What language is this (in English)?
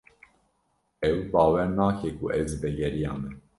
Kurdish